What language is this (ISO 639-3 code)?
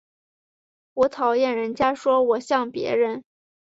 zho